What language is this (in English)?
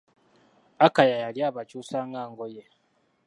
Ganda